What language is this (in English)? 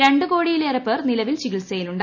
Malayalam